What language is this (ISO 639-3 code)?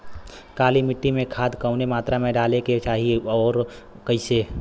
bho